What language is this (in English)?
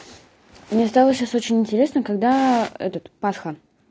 Russian